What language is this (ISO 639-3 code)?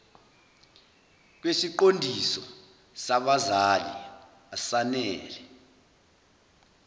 zul